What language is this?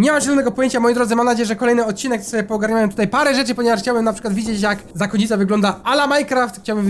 Polish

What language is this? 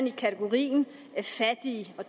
Danish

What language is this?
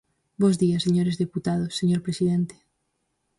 Galician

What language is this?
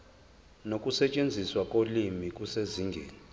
Zulu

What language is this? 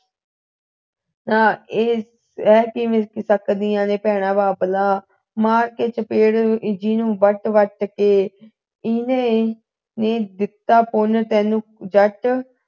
Punjabi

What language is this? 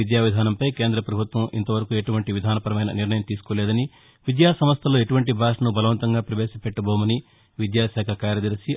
Telugu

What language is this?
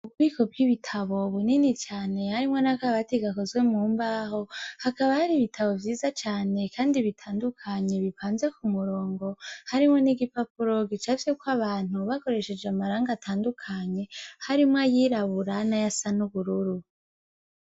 Rundi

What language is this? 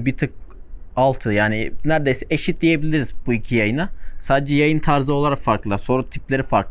Turkish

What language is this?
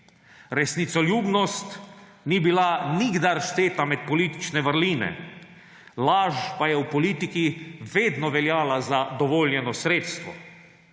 Slovenian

